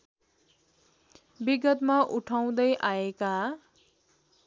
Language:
Nepali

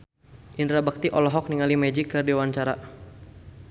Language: Sundanese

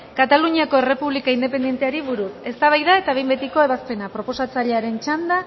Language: Basque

